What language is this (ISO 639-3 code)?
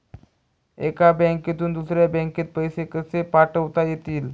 mar